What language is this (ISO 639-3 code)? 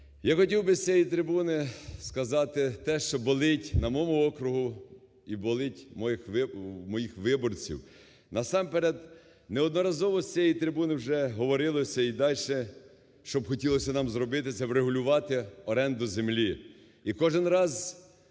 ukr